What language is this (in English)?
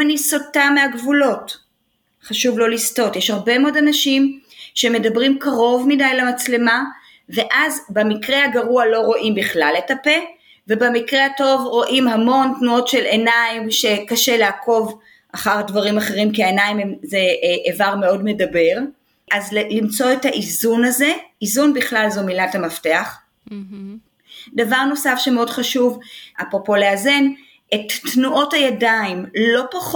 Hebrew